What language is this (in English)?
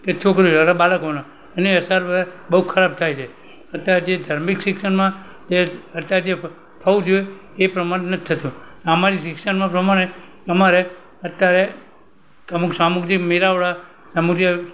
Gujarati